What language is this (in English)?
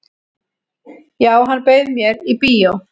Icelandic